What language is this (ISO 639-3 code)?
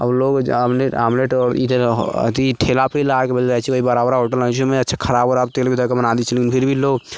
mai